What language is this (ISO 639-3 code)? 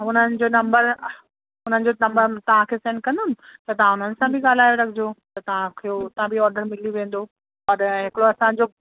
snd